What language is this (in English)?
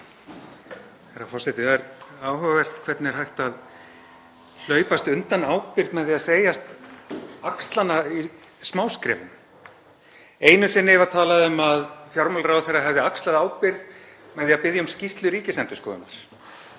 Icelandic